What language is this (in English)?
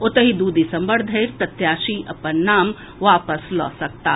Maithili